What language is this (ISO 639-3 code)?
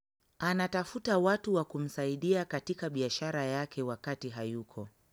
luo